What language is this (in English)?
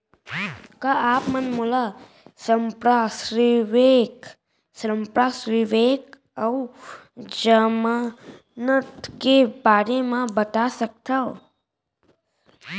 Chhattisgarhi